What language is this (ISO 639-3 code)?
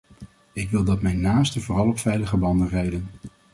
nld